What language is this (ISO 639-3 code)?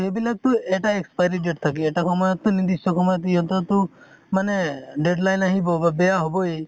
asm